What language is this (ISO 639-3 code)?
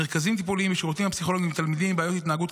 heb